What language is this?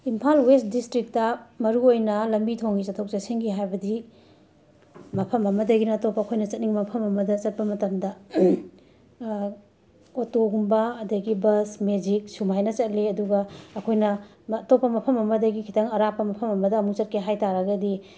Manipuri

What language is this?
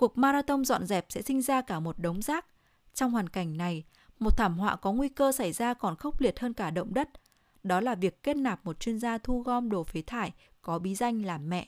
Vietnamese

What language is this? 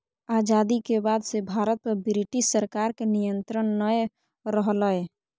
Magahi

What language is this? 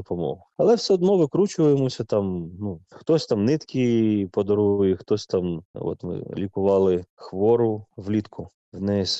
Ukrainian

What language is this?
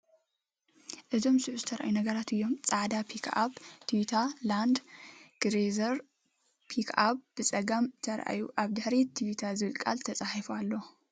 Tigrinya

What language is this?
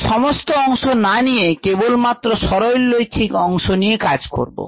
Bangla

